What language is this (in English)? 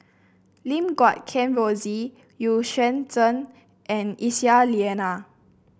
English